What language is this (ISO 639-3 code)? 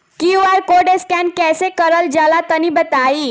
bho